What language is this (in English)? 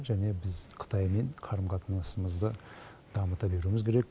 Kazakh